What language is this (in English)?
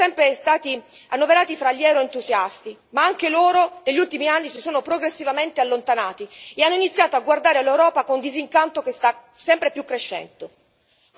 Italian